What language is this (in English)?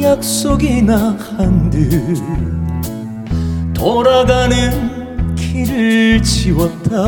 Korean